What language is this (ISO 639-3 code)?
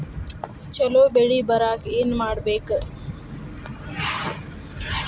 kan